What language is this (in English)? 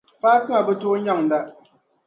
Dagbani